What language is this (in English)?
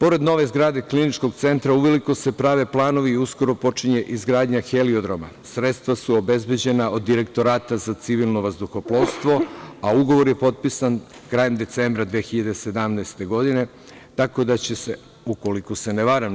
Serbian